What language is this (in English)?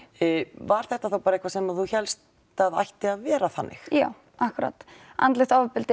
Icelandic